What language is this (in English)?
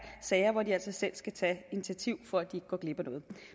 Danish